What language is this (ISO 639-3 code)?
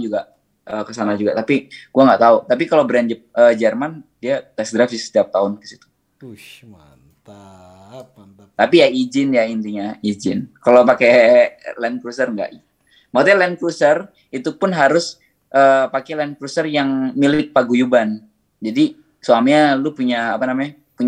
ind